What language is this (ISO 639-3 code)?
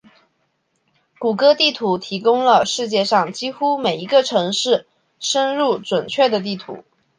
zho